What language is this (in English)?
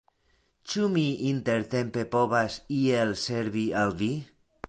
Esperanto